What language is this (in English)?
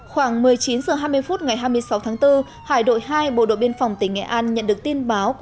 Vietnamese